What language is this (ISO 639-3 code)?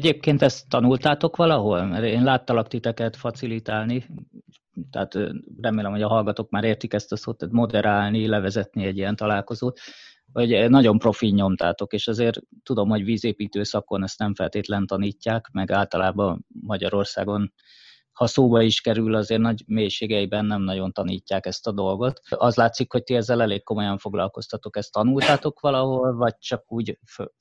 hun